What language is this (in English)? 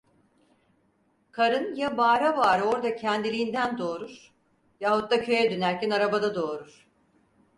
Turkish